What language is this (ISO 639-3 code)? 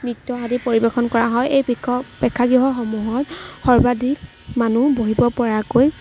asm